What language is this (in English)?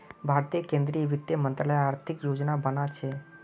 Magahi